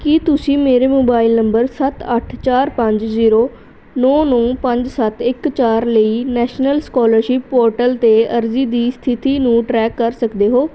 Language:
Punjabi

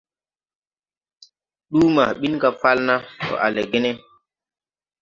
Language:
Tupuri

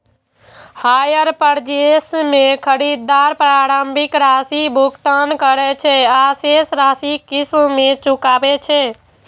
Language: Maithili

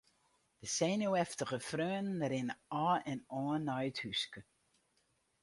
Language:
Western Frisian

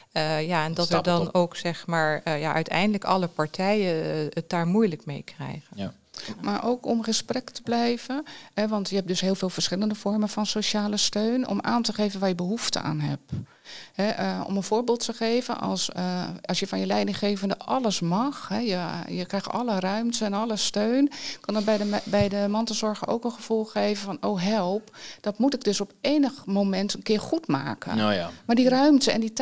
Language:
Dutch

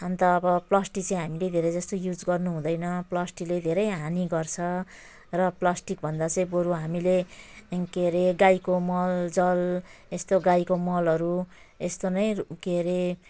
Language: Nepali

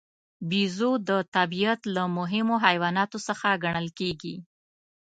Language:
Pashto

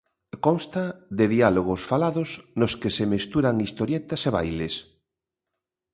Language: Galician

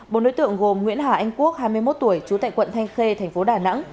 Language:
Vietnamese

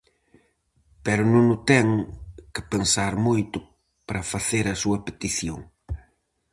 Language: Galician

